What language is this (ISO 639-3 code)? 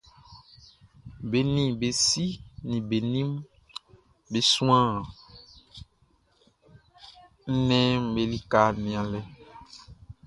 bci